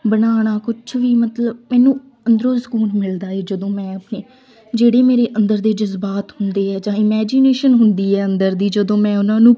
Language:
Punjabi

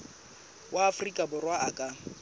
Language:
Southern Sotho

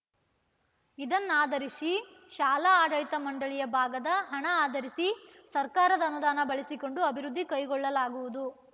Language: Kannada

